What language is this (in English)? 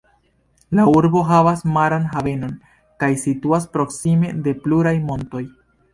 Esperanto